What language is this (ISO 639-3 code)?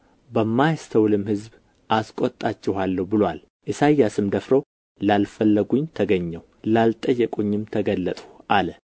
amh